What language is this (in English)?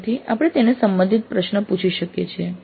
Gujarati